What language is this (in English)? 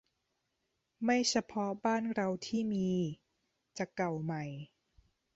Thai